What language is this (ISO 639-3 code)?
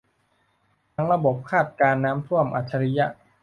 tha